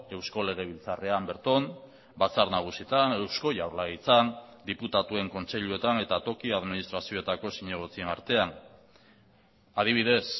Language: Basque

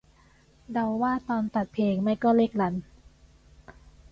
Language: Thai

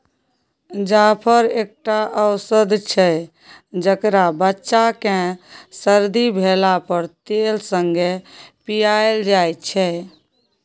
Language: Maithili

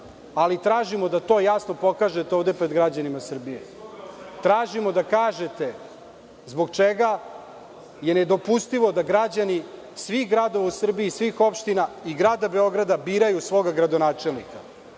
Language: Serbian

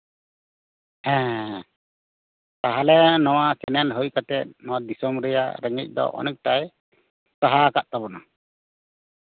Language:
Santali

